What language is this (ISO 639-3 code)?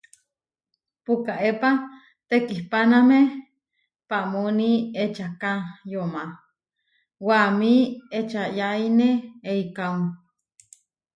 var